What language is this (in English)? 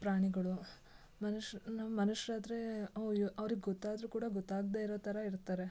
Kannada